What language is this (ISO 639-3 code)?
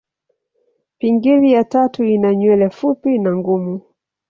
swa